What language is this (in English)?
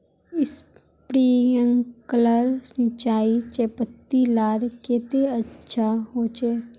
Magahi